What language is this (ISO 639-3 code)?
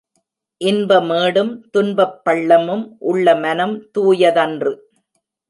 tam